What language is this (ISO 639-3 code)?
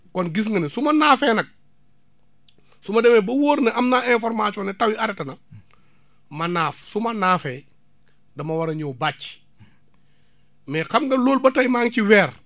wol